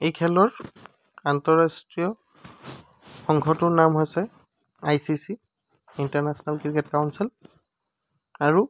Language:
Assamese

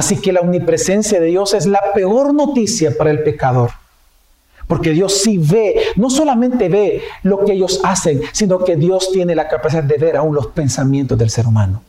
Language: Spanish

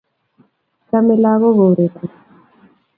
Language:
Kalenjin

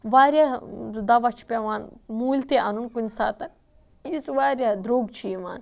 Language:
Kashmiri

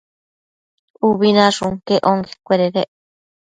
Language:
Matsés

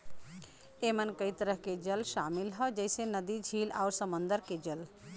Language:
Bhojpuri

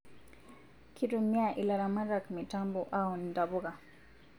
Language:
Masai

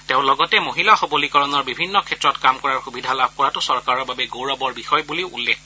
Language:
Assamese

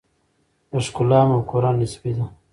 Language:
Pashto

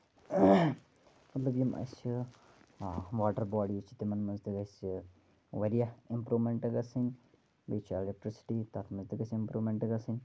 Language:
Kashmiri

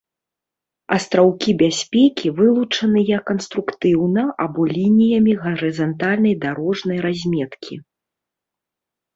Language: Belarusian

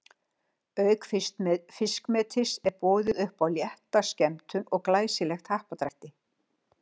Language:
Icelandic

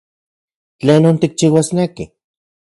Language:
Central Puebla Nahuatl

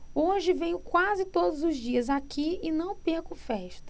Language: Portuguese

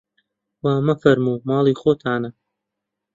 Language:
Central Kurdish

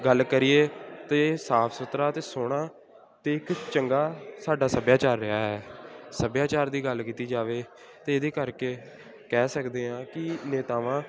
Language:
Punjabi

